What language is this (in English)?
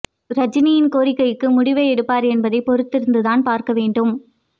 Tamil